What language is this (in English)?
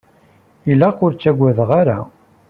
Kabyle